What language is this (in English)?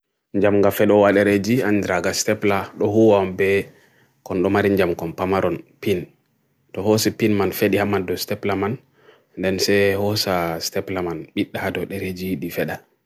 Bagirmi Fulfulde